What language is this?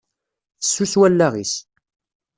Kabyle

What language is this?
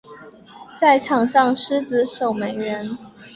Chinese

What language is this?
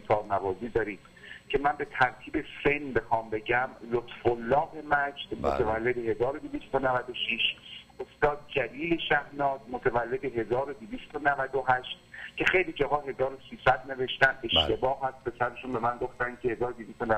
Persian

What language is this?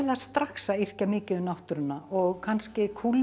Icelandic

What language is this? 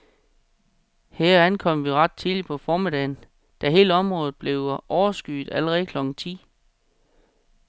Danish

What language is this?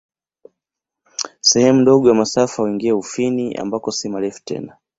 Swahili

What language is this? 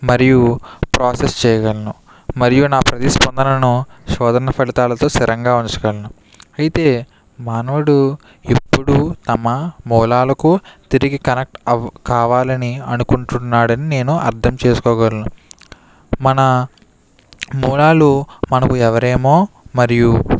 Telugu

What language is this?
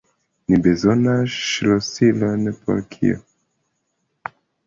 Esperanto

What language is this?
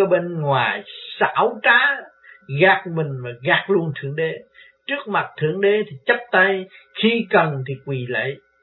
Vietnamese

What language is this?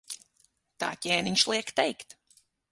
Latvian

